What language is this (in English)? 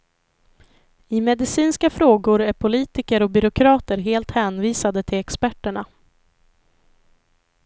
Swedish